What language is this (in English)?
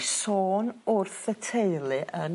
Welsh